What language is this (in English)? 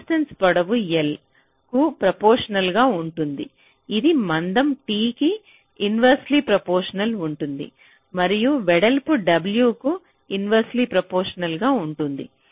Telugu